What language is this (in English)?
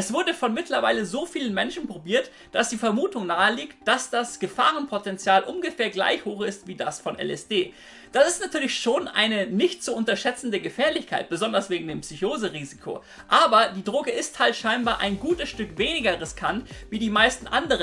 German